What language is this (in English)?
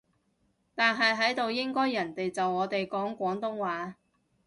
Cantonese